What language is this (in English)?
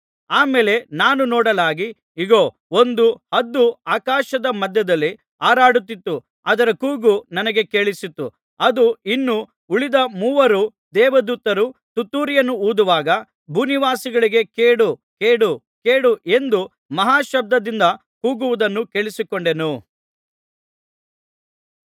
Kannada